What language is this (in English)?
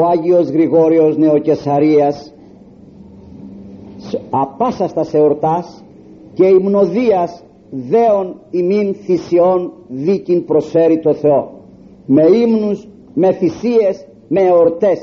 Greek